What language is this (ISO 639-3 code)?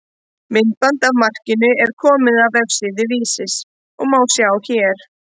isl